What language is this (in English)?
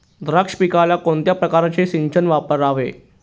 Marathi